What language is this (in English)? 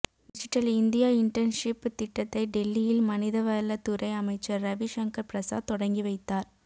Tamil